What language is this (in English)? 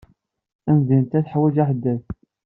Kabyle